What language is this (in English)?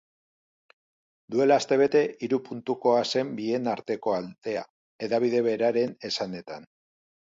Basque